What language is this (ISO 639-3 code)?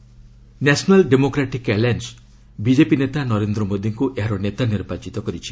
ori